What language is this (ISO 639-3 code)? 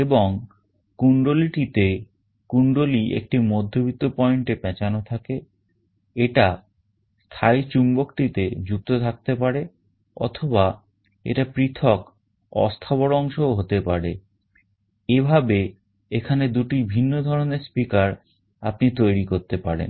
ben